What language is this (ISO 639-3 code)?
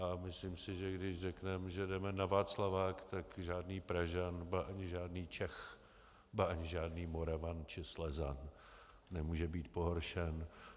ces